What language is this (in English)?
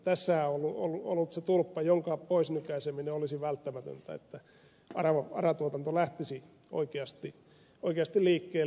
Finnish